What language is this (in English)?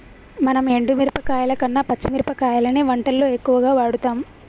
Telugu